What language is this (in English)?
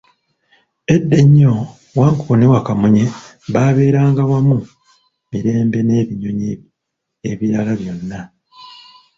Ganda